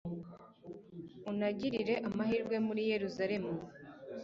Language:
Kinyarwanda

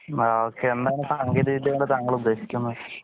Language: Malayalam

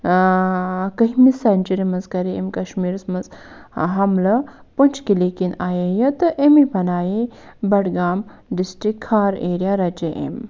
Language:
Kashmiri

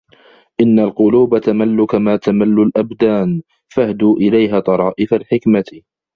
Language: Arabic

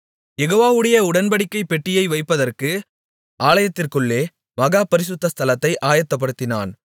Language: Tamil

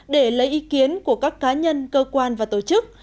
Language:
Vietnamese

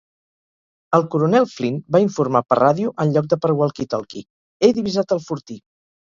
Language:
Catalan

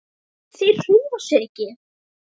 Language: Icelandic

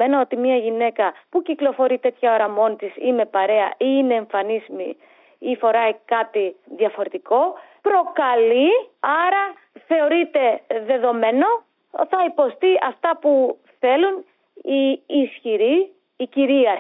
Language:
Greek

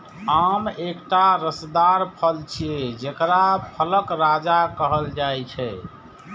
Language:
Maithili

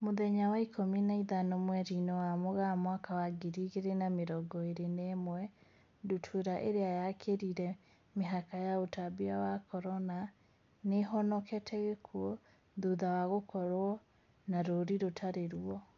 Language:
Kikuyu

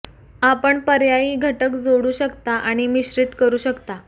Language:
Marathi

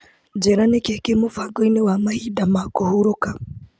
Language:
Kikuyu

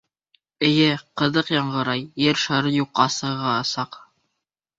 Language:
Bashkir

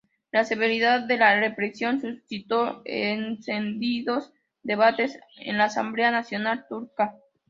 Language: Spanish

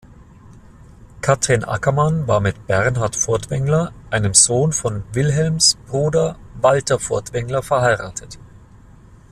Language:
German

